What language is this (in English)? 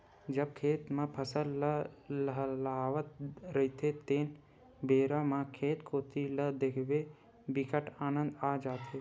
Chhattisgarhi